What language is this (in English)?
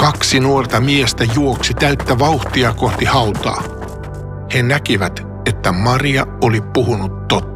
Finnish